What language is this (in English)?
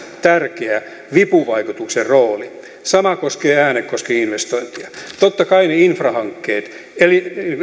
Finnish